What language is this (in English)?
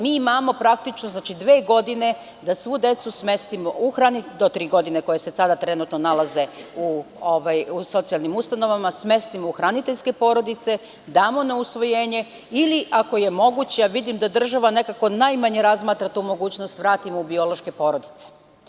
Serbian